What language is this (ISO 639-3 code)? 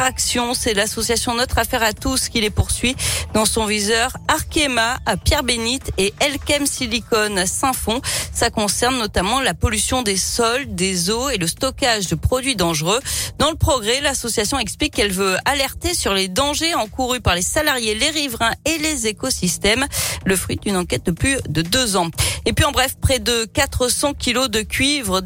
fra